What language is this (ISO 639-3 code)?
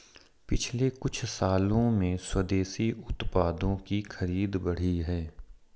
hin